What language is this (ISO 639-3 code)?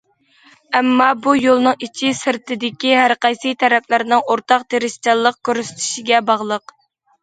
uig